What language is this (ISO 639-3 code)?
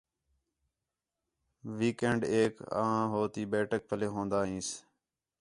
xhe